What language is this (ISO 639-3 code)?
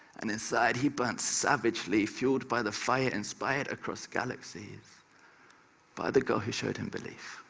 eng